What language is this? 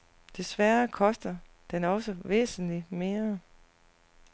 Danish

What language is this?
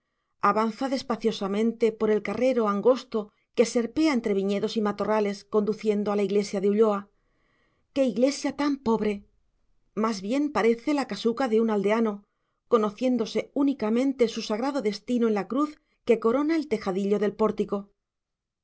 Spanish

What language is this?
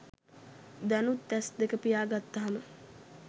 Sinhala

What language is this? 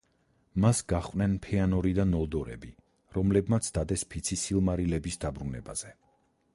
Georgian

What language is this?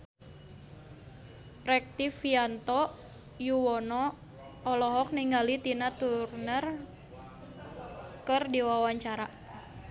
Sundanese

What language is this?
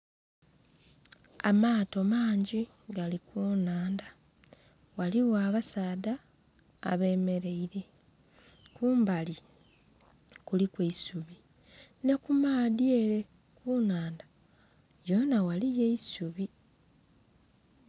Soga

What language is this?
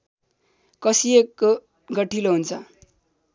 Nepali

